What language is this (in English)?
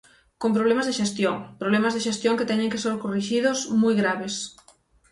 Galician